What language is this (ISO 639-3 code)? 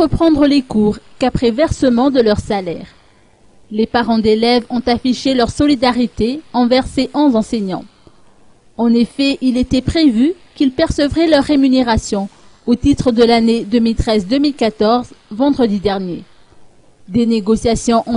fra